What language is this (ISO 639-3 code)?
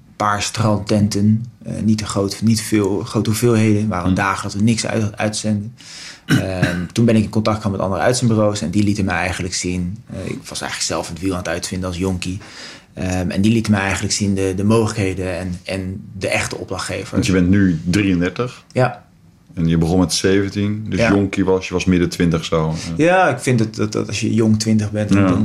nld